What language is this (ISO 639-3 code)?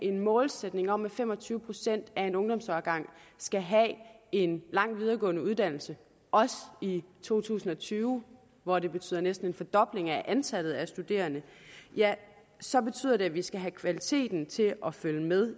dan